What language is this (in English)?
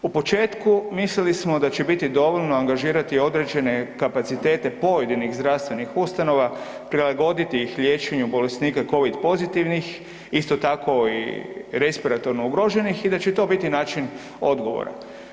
Croatian